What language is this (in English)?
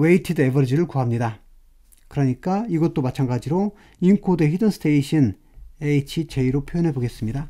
Korean